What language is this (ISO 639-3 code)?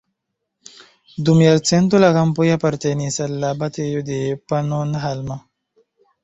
epo